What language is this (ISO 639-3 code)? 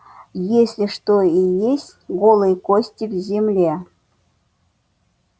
rus